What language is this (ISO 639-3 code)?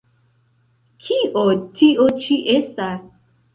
epo